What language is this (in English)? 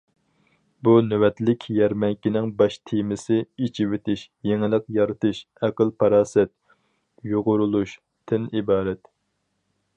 Uyghur